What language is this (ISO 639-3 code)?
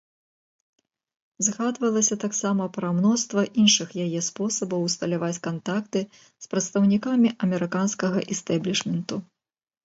bel